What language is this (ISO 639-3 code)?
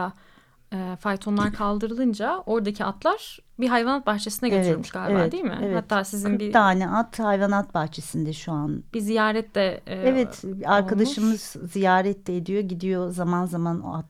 tur